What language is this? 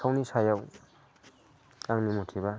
Bodo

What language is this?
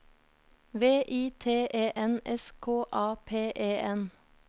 Norwegian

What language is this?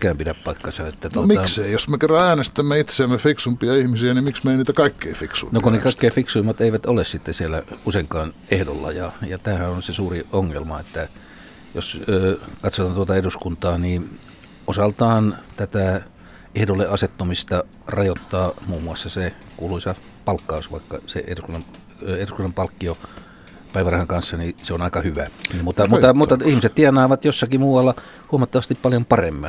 Finnish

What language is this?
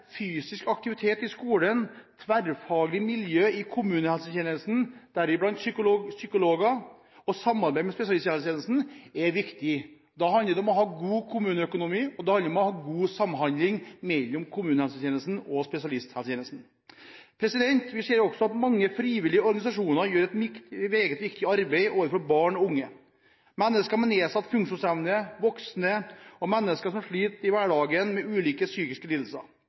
Norwegian Bokmål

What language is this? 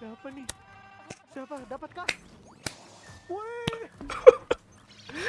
Indonesian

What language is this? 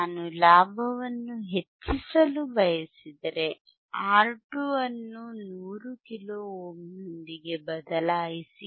Kannada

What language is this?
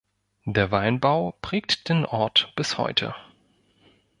German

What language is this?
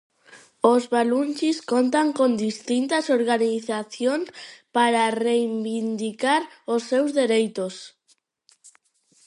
Galician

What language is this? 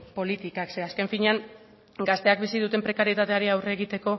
Basque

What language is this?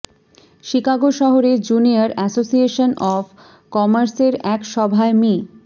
Bangla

